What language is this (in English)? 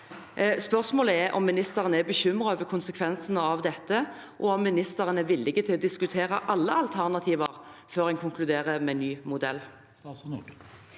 Norwegian